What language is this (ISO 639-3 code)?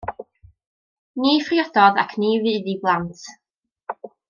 cym